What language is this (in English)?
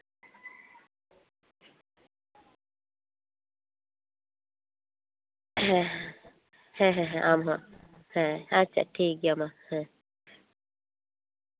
Santali